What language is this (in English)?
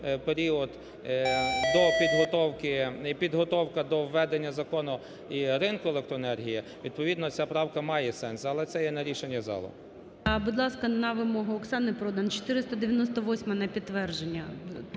Ukrainian